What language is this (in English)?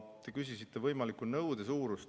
Estonian